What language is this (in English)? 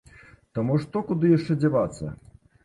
Belarusian